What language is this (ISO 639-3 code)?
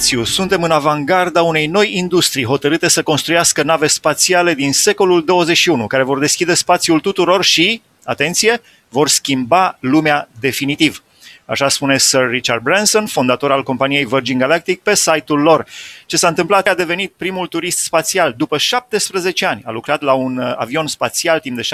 ron